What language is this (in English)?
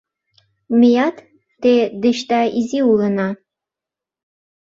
Mari